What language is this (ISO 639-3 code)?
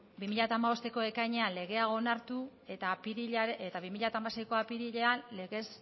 eus